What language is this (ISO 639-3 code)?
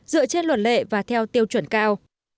vie